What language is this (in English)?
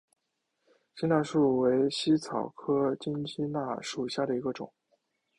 Chinese